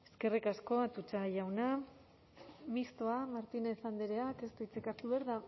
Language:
Basque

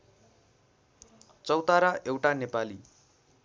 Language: Nepali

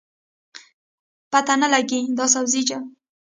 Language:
Pashto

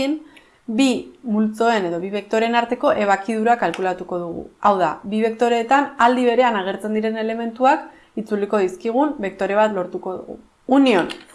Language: Spanish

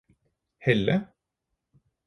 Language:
Norwegian Bokmål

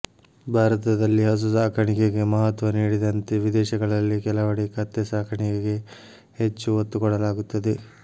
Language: Kannada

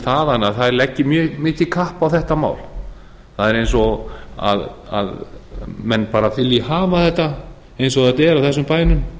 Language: Icelandic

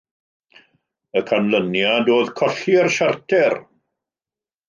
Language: Welsh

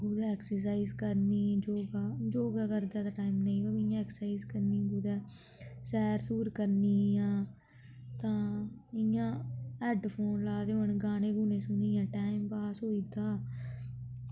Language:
Dogri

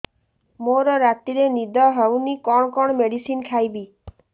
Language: Odia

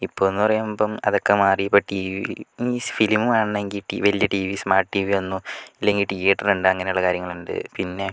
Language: Malayalam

